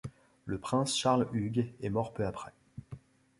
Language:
French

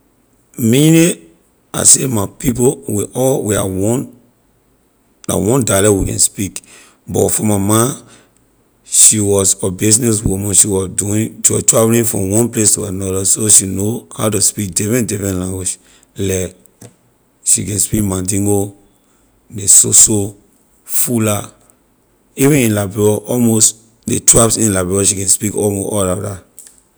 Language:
Liberian English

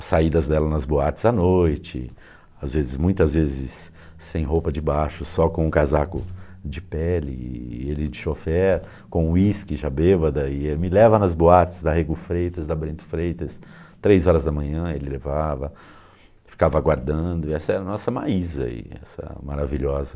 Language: Portuguese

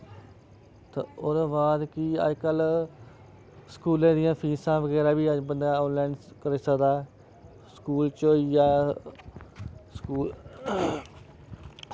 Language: Dogri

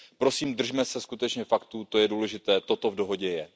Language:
Czech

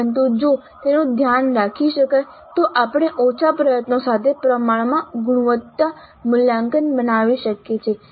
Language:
Gujarati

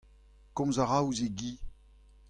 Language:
Breton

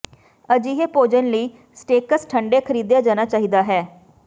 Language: Punjabi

